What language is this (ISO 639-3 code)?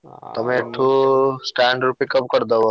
ori